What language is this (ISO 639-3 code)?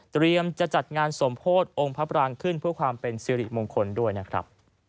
tha